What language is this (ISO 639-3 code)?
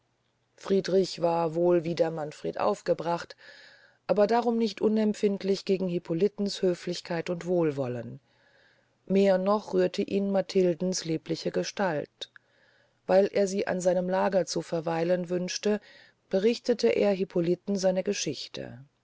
deu